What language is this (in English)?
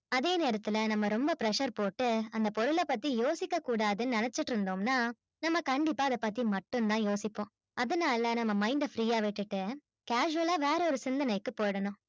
Tamil